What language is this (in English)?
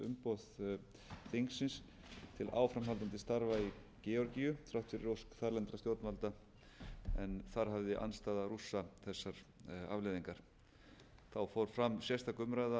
Icelandic